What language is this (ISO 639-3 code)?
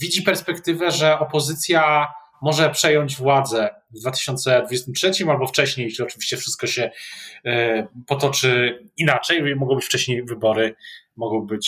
pol